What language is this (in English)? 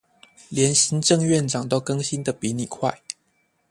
Chinese